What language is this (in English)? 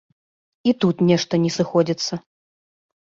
Belarusian